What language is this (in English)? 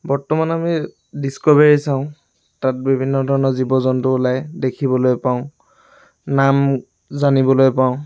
Assamese